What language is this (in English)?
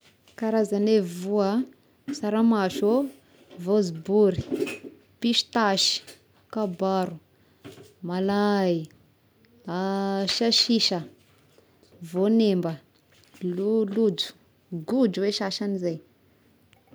Tesaka Malagasy